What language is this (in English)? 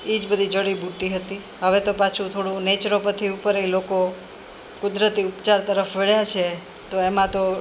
Gujarati